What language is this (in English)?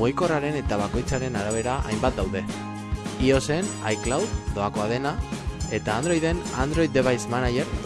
Spanish